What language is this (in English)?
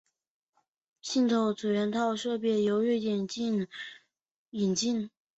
Chinese